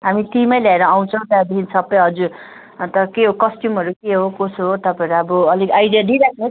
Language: Nepali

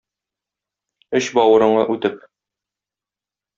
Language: Tatar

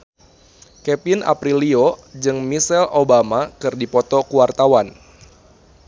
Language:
Sundanese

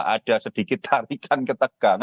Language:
Indonesian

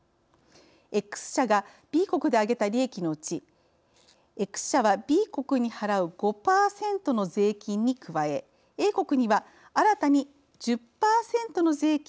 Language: Japanese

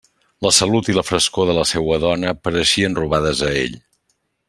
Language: Catalan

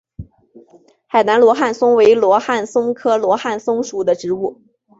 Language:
Chinese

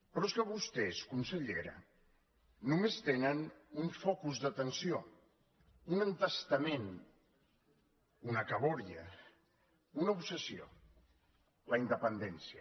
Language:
Catalan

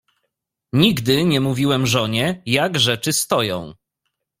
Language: Polish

